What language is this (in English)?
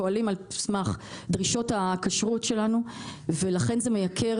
Hebrew